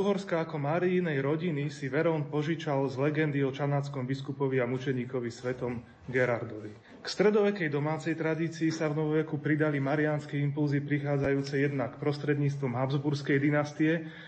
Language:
Slovak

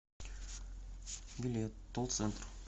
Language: Russian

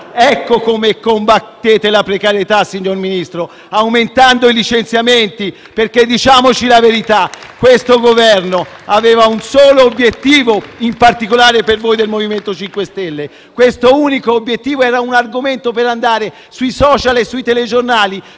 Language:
Italian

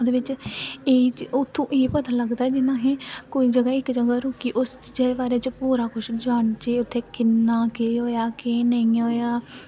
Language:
Dogri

